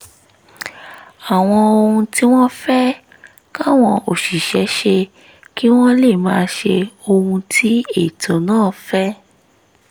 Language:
Yoruba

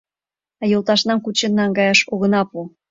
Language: Mari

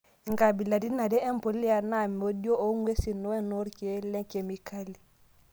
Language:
Masai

